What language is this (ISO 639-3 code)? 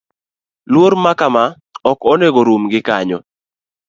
luo